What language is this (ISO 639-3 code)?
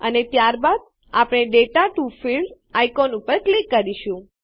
guj